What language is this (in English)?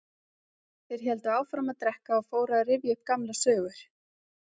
Icelandic